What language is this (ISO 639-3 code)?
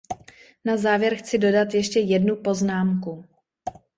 ces